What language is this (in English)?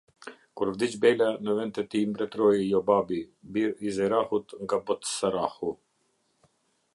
Albanian